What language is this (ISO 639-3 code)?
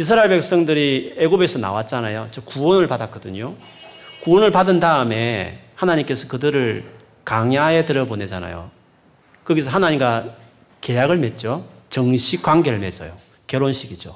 kor